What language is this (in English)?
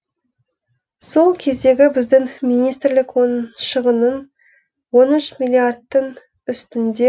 Kazakh